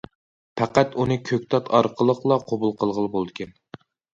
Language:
Uyghur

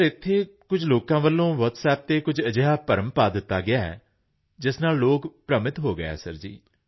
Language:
Punjabi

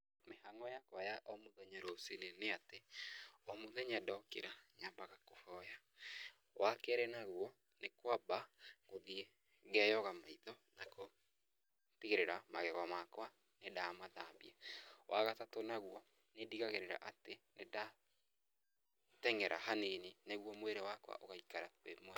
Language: Kikuyu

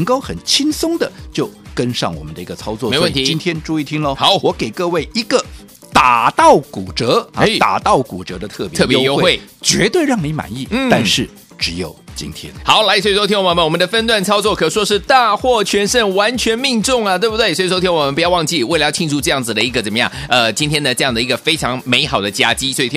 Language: Chinese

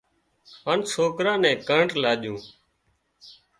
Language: Wadiyara Koli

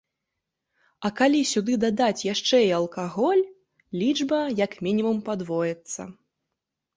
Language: Belarusian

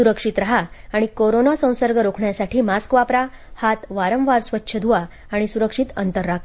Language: Marathi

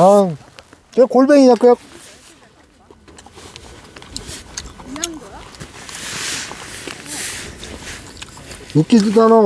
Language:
Korean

